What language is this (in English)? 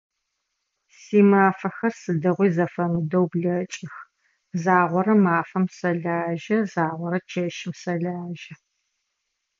Adyghe